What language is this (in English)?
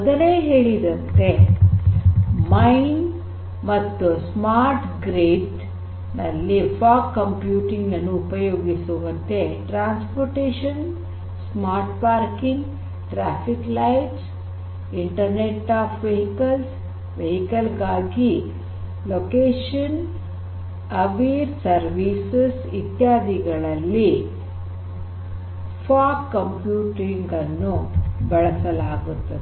Kannada